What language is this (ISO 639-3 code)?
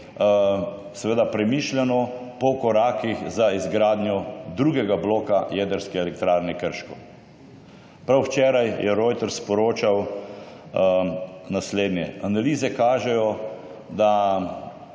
slv